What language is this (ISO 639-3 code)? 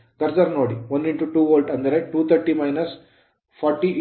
kan